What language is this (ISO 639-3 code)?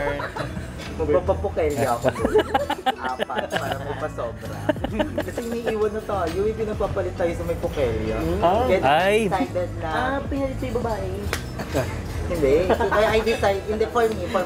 fil